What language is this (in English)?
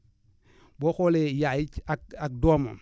Wolof